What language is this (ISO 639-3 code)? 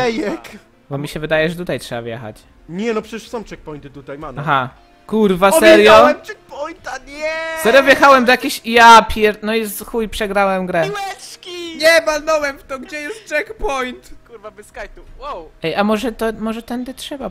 pol